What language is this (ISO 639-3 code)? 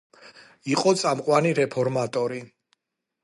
kat